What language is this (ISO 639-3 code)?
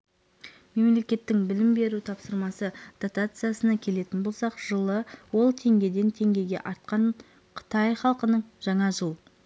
kaz